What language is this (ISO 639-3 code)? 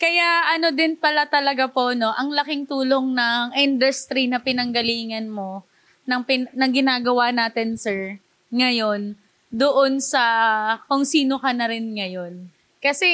fil